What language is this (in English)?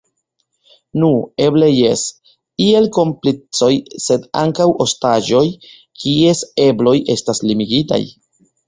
Esperanto